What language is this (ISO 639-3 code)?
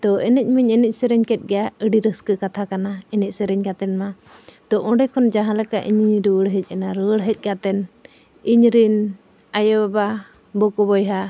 sat